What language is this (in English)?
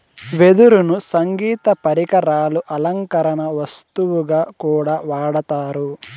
Telugu